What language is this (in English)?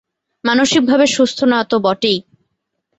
Bangla